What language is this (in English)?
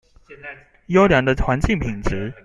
Chinese